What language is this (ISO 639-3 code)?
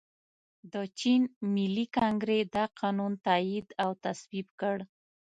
pus